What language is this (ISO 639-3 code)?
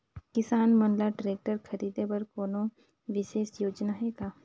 hne